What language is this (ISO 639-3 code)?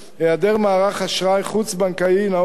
heb